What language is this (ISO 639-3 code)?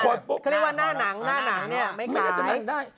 tha